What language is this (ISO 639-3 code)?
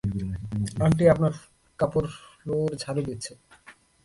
ben